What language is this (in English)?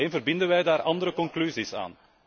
Dutch